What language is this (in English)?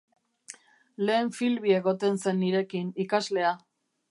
Basque